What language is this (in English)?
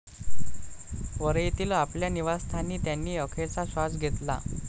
Marathi